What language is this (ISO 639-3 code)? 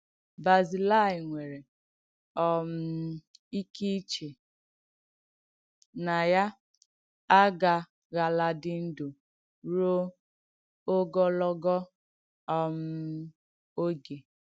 ibo